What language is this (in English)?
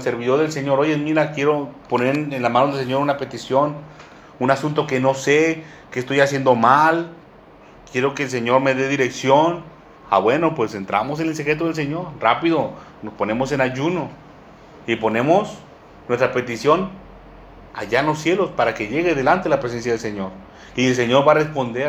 Spanish